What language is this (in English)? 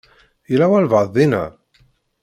Kabyle